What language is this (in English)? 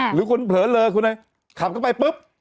Thai